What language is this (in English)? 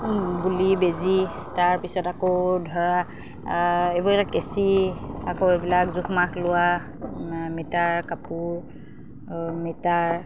Assamese